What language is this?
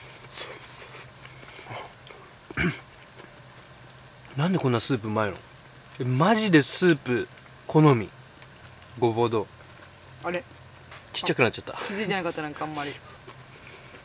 Japanese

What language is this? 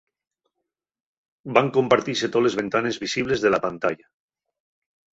Asturian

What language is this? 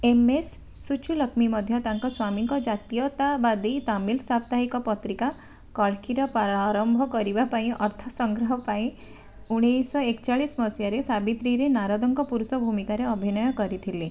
Odia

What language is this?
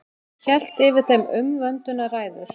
Icelandic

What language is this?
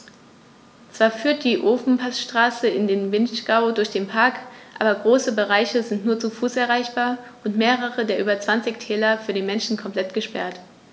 German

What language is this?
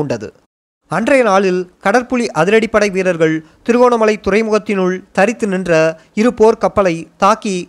Tamil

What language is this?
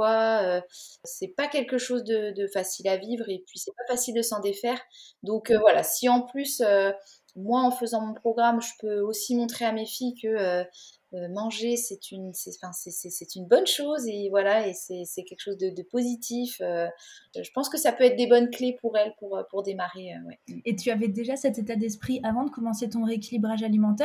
French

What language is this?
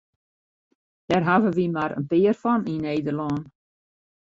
Western Frisian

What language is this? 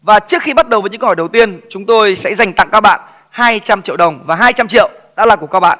Vietnamese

